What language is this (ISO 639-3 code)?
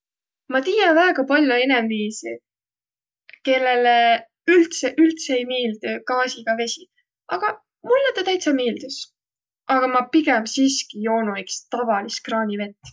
vro